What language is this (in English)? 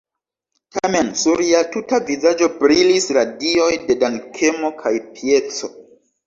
Esperanto